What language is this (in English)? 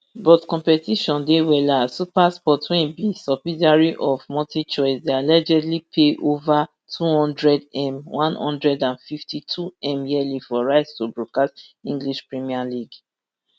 Nigerian Pidgin